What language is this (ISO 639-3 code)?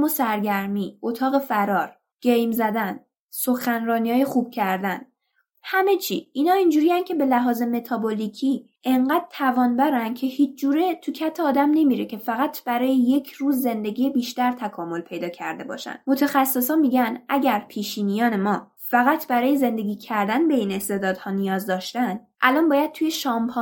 fas